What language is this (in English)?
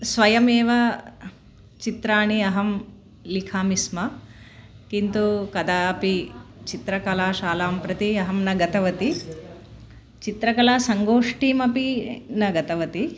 Sanskrit